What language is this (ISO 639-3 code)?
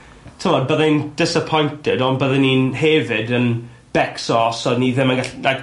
cym